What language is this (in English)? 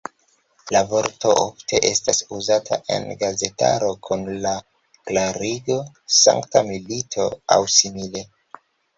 Esperanto